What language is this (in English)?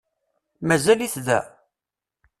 Kabyle